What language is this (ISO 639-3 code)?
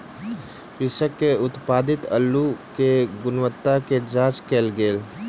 mai